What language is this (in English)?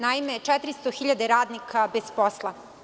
Serbian